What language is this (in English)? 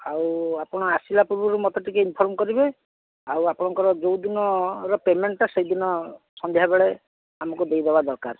Odia